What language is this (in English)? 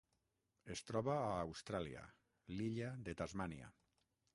Catalan